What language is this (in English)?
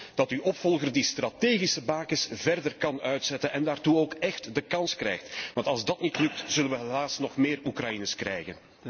Dutch